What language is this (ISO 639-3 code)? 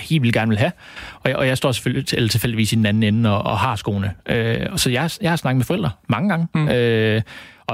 dan